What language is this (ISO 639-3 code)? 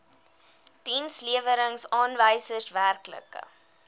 afr